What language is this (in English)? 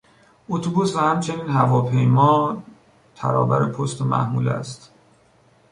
Persian